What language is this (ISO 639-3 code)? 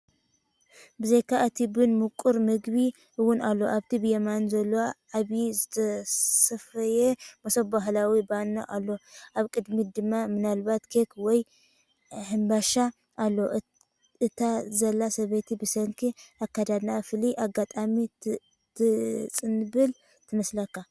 tir